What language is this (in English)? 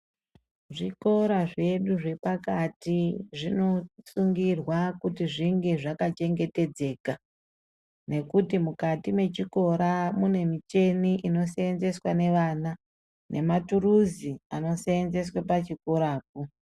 Ndau